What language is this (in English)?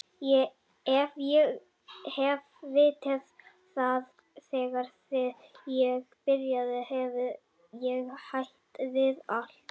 Icelandic